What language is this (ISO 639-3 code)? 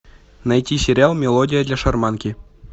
rus